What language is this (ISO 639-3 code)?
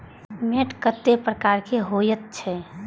mai